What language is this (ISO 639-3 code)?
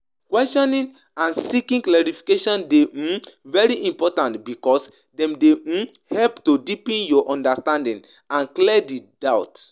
pcm